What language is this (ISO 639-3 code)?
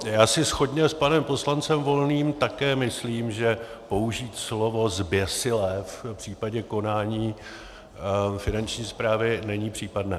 ces